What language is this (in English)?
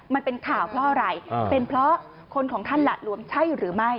Thai